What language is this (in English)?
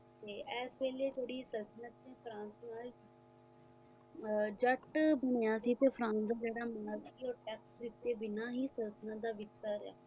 Punjabi